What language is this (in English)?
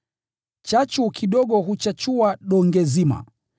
Swahili